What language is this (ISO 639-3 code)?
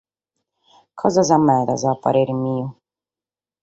srd